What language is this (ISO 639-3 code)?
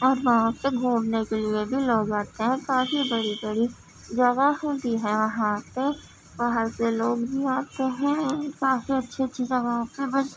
urd